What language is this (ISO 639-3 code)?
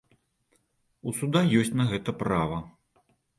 bel